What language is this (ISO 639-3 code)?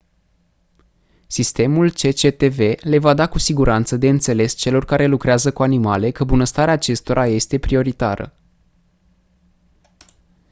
ron